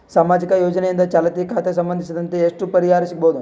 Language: Kannada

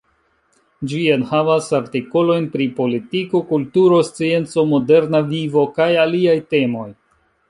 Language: Esperanto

